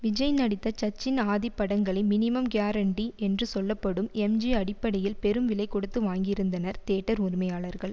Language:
Tamil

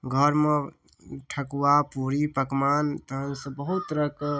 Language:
Maithili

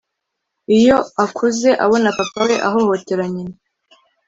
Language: Kinyarwanda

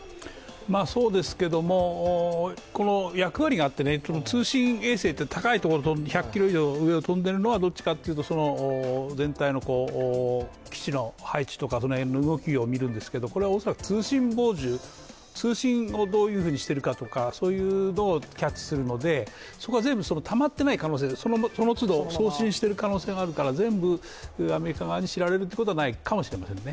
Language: Japanese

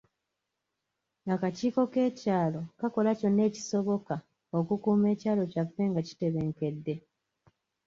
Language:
Ganda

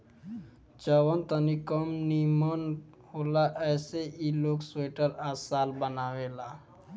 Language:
Bhojpuri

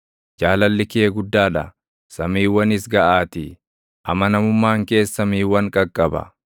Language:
Oromo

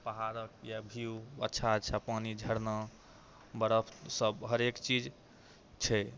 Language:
Maithili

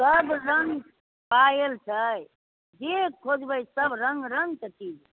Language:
Maithili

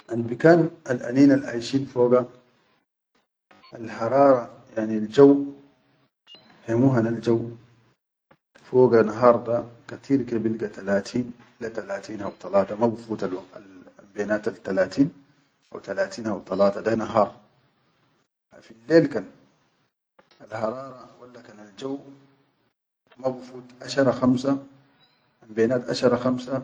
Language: Chadian Arabic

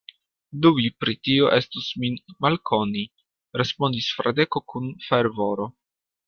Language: Esperanto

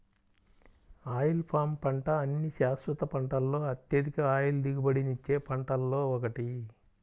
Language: Telugu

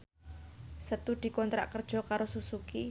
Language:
Javanese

